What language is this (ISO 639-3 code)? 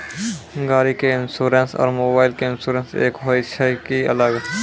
mai